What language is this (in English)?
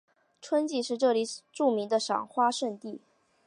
Chinese